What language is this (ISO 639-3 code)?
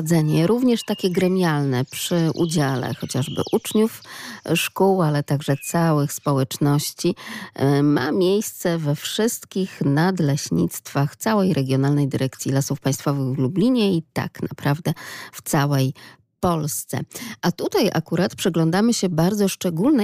pol